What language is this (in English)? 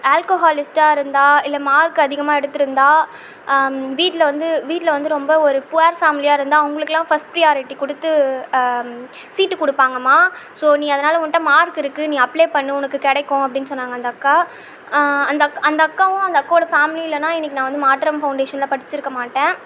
Tamil